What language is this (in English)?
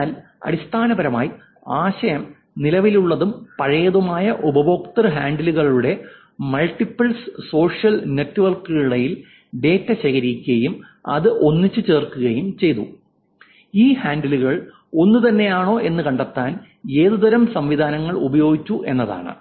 Malayalam